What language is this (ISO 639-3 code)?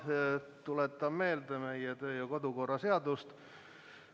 est